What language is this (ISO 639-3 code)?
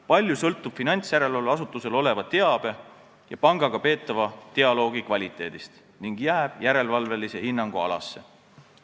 est